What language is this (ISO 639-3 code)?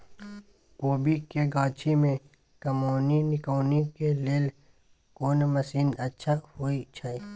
mai